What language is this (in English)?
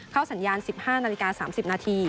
Thai